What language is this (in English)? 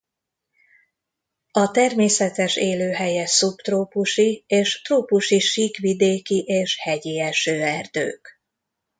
Hungarian